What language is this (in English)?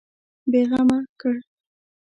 Pashto